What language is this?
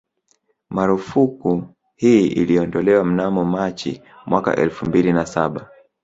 Swahili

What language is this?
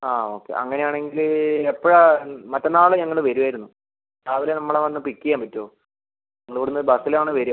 Malayalam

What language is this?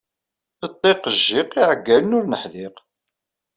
Kabyle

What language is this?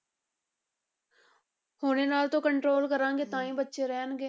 Punjabi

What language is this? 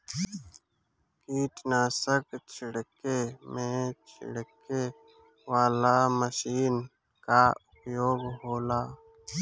Bhojpuri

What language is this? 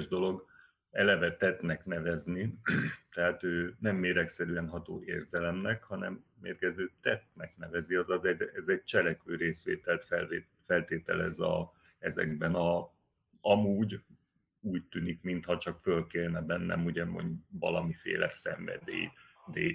Hungarian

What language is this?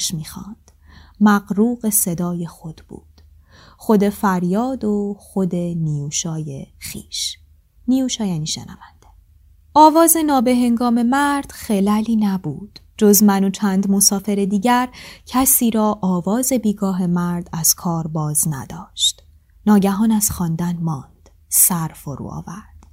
Persian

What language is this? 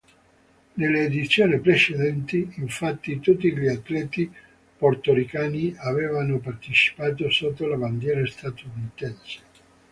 Italian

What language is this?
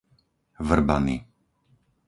Slovak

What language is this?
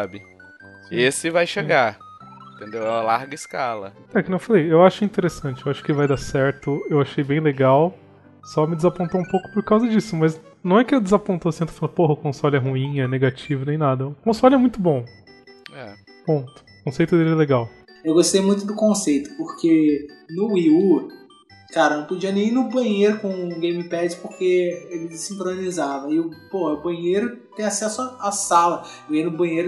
Portuguese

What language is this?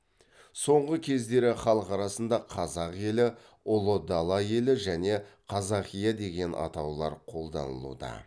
Kazakh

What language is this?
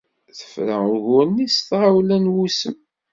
Kabyle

